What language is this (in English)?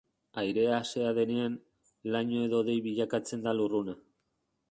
Basque